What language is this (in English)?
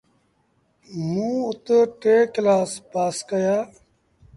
Sindhi Bhil